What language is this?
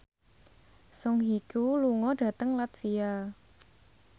Javanese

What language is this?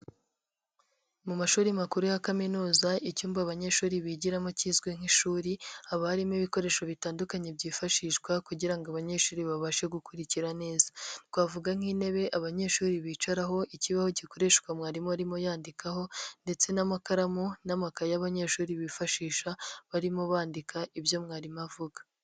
Kinyarwanda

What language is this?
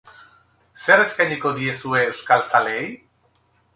Basque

